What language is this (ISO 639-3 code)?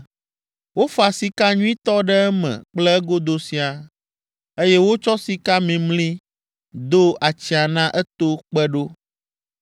ewe